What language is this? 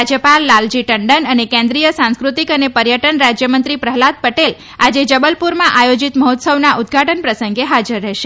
Gujarati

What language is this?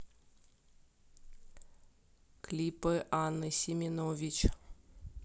Russian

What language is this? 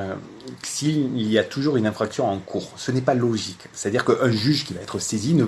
French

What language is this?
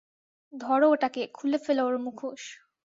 Bangla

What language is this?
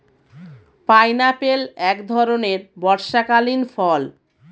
Bangla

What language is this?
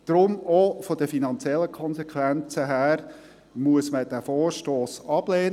Swiss German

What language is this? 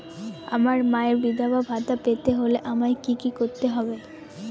Bangla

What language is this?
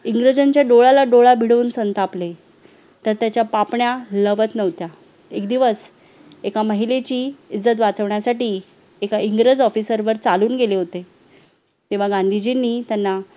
Marathi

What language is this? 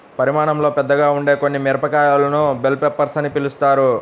Telugu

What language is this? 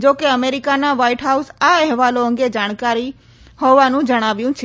Gujarati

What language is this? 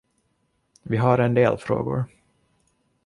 Swedish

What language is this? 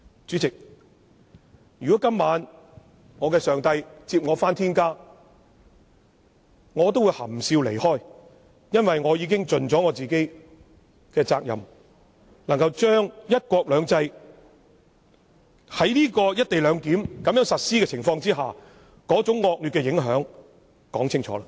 Cantonese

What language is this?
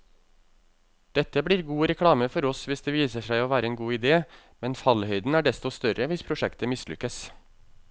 Norwegian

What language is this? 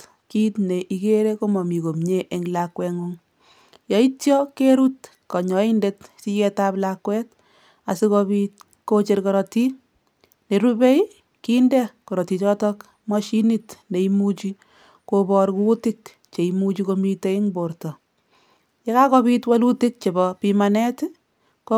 Kalenjin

